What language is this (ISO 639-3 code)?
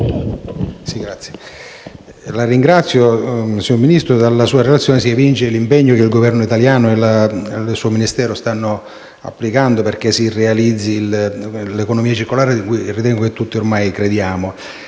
ita